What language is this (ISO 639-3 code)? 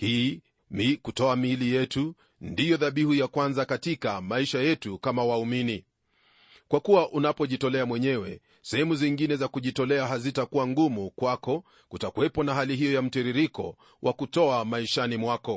swa